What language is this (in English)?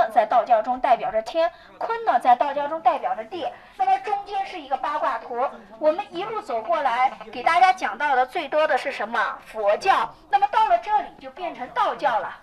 Chinese